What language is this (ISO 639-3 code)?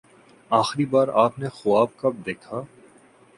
urd